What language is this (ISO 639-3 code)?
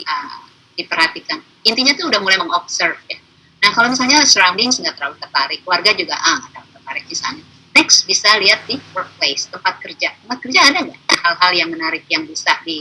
ind